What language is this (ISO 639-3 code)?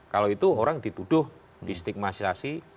ind